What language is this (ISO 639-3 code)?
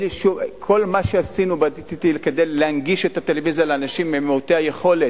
heb